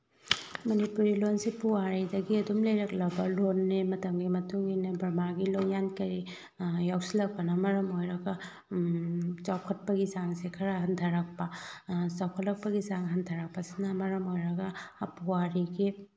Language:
Manipuri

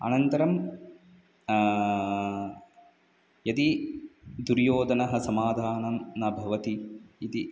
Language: Sanskrit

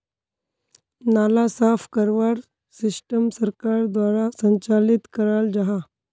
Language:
Magahi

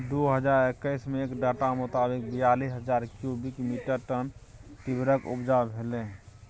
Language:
Maithili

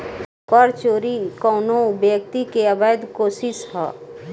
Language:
Bhojpuri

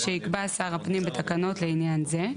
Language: Hebrew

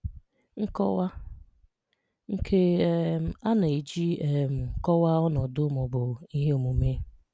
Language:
Igbo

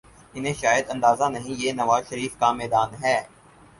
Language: Urdu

